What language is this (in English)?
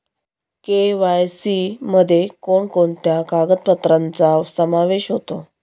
Marathi